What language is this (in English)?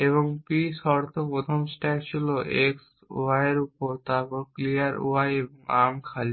Bangla